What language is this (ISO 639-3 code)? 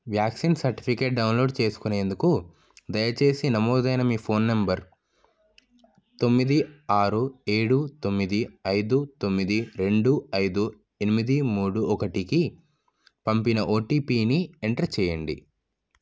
tel